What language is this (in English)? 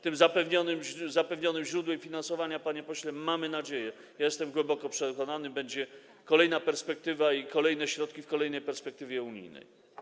Polish